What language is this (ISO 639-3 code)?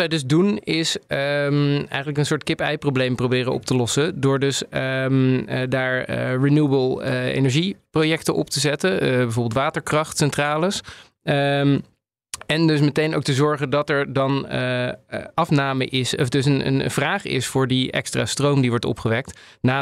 nld